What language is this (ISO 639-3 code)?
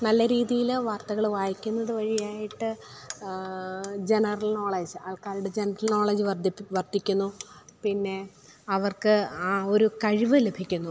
mal